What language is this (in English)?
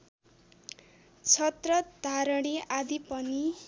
Nepali